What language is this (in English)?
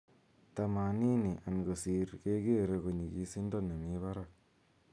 Kalenjin